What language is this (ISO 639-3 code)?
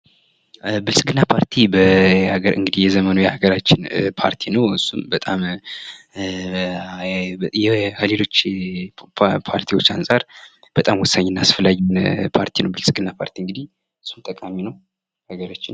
amh